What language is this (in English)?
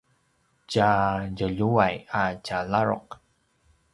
Paiwan